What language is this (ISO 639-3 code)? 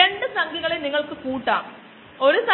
mal